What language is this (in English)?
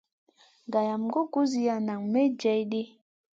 Masana